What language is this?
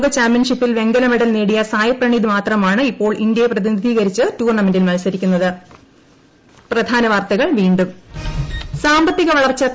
Malayalam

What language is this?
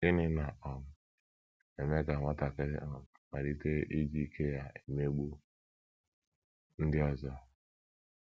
Igbo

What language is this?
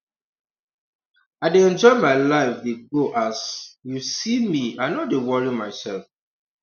Nigerian Pidgin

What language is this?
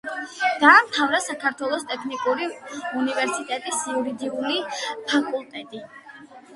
Georgian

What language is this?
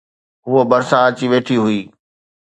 Sindhi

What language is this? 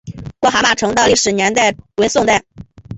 Chinese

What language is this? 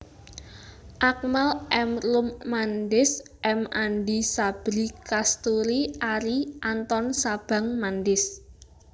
Javanese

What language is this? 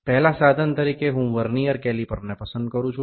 Gujarati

